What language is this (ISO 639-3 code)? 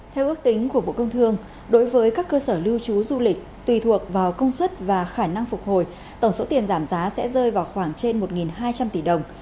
vie